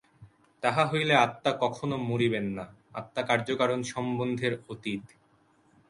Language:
Bangla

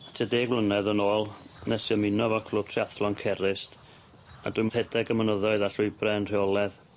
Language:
Welsh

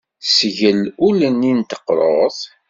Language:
Kabyle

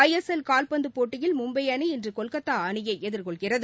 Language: Tamil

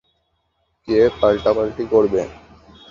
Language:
Bangla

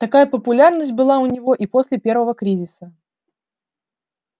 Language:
Russian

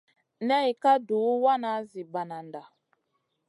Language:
Masana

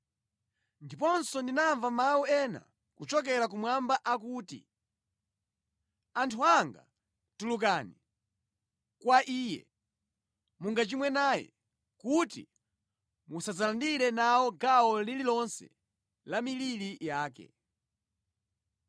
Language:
Nyanja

